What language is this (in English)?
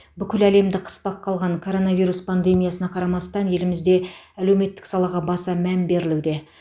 Kazakh